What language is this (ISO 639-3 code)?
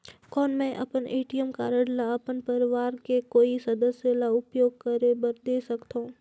hne